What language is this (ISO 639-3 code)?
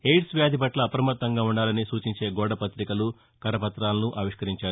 tel